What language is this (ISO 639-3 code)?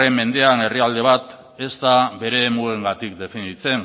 eus